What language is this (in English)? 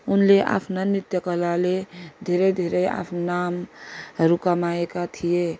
Nepali